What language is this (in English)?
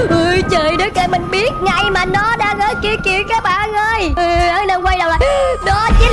Vietnamese